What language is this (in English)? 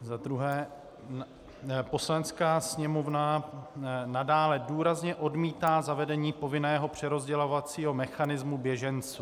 Czech